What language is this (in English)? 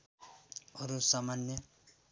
Nepali